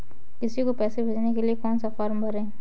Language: Hindi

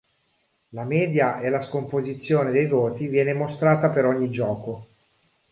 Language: Italian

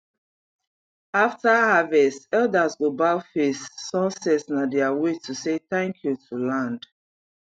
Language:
Nigerian Pidgin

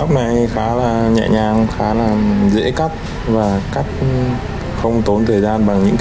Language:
Vietnamese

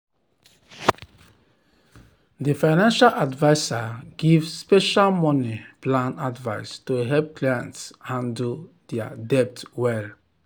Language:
Nigerian Pidgin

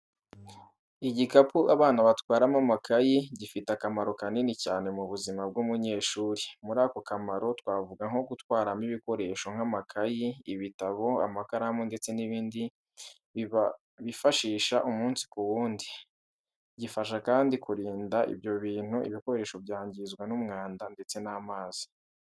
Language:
Kinyarwanda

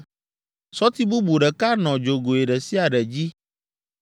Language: Ewe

